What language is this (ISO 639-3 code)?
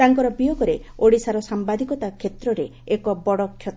ori